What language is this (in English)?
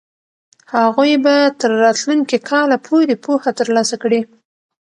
Pashto